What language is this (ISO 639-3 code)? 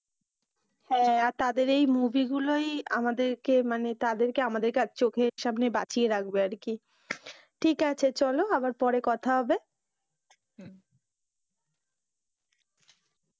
ben